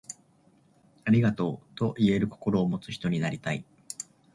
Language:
Japanese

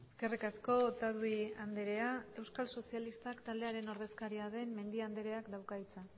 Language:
Basque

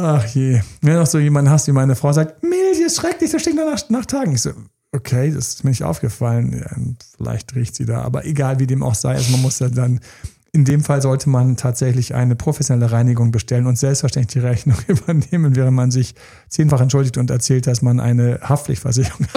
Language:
German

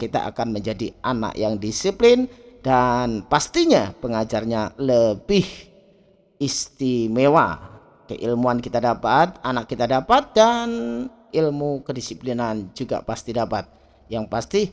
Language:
Indonesian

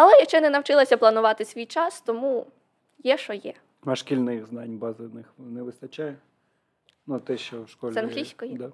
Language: Ukrainian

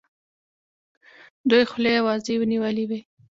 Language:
Pashto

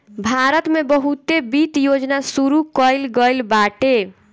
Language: Bhojpuri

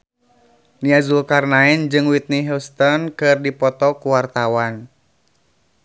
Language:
Sundanese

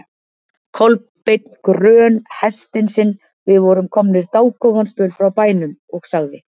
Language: Icelandic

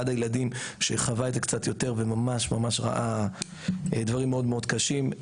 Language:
Hebrew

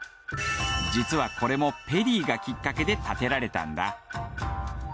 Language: Japanese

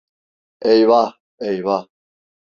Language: Turkish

